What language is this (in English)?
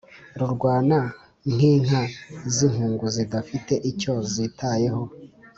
Kinyarwanda